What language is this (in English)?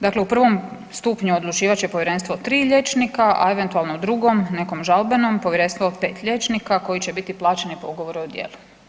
Croatian